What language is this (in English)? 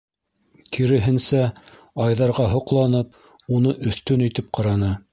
Bashkir